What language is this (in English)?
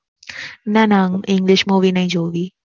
Gujarati